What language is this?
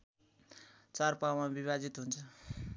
Nepali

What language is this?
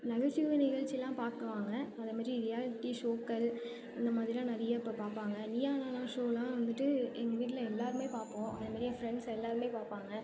Tamil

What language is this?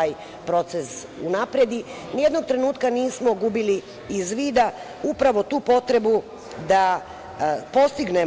Serbian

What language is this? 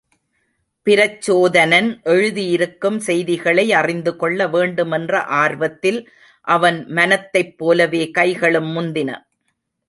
Tamil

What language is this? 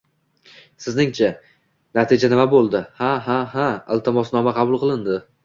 Uzbek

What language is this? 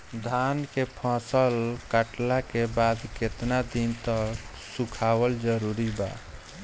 Bhojpuri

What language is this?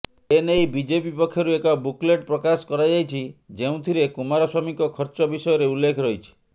Odia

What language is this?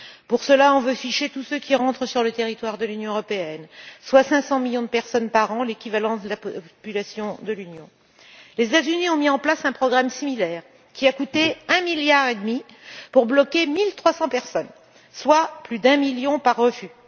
French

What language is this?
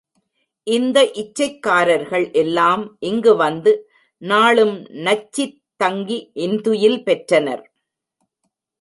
Tamil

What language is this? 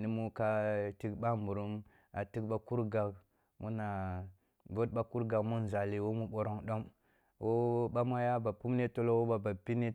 Kulung (Nigeria)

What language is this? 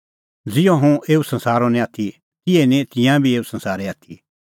Kullu Pahari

